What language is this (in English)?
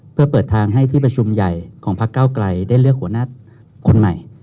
Thai